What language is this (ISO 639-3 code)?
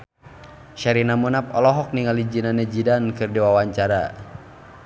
sun